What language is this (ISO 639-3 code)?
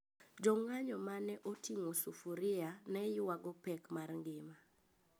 luo